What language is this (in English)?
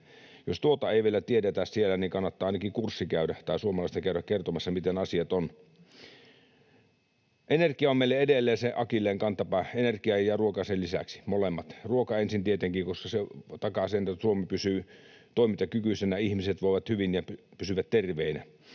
Finnish